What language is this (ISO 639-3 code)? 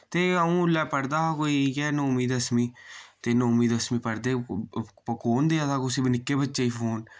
doi